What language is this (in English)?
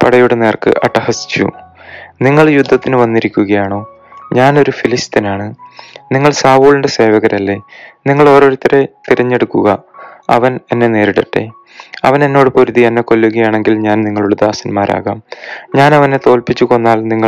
Malayalam